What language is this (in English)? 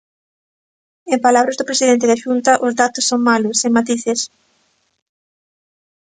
Galician